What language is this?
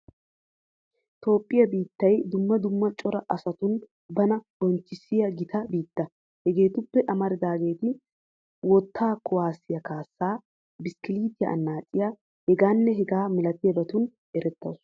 Wolaytta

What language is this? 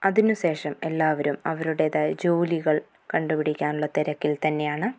Malayalam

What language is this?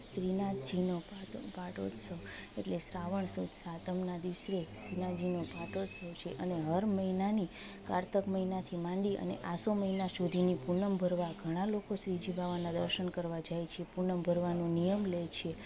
Gujarati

